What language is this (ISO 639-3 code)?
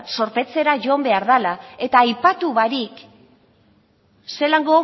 eus